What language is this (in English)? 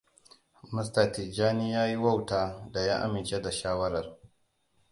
Hausa